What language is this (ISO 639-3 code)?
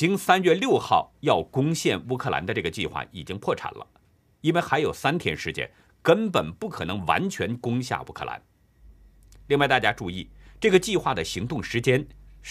zho